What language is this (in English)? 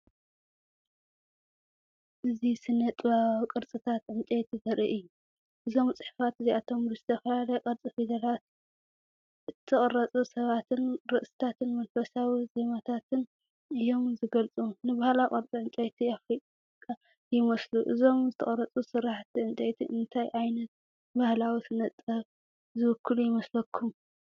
Tigrinya